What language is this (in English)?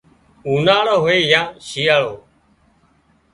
Wadiyara Koli